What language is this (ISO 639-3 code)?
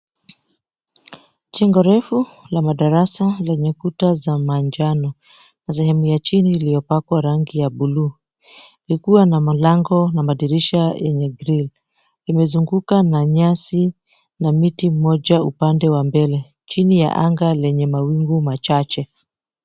swa